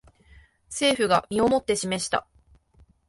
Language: Japanese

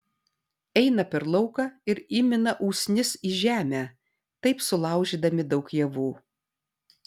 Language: Lithuanian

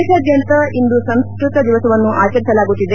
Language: Kannada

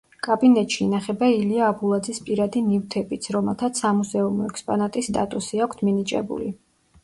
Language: Georgian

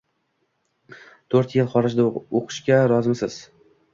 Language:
Uzbek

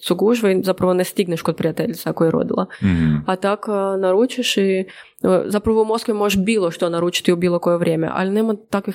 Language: Croatian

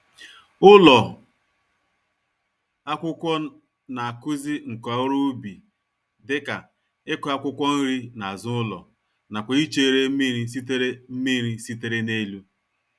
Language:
Igbo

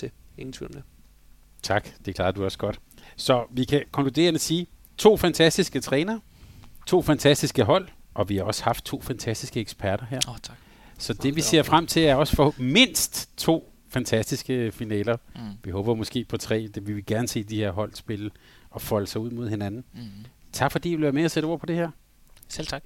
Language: Danish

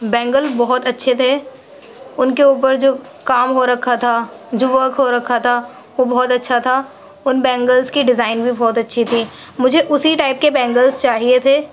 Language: Urdu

